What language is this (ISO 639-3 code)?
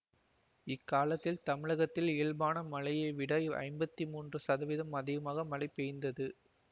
tam